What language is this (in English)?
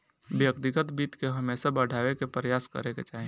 Bhojpuri